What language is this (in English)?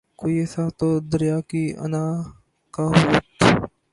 Urdu